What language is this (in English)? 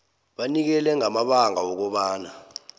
South Ndebele